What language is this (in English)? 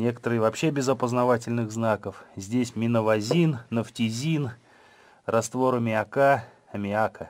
Russian